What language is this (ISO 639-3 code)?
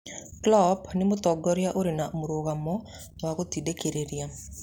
kik